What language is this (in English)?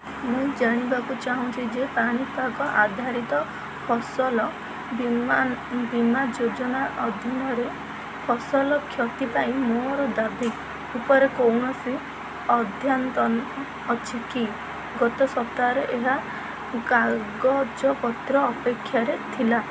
Odia